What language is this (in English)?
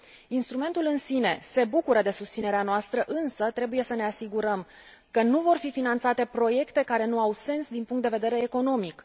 Romanian